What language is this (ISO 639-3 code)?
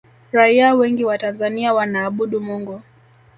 swa